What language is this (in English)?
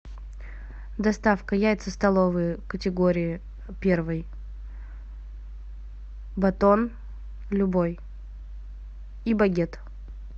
Russian